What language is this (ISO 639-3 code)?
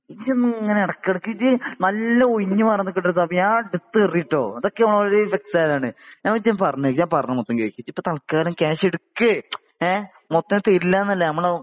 mal